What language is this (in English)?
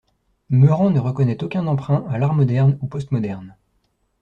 French